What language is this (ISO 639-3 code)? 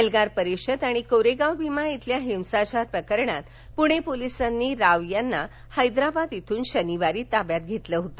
mar